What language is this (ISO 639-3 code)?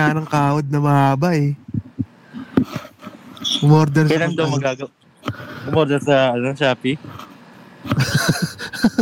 fil